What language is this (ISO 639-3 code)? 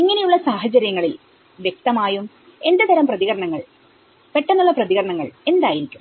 mal